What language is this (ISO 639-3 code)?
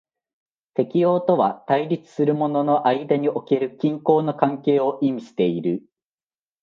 jpn